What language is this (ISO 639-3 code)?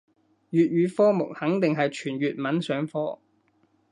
yue